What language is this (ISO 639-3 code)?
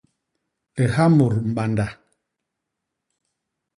bas